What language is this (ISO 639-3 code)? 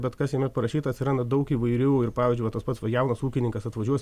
lit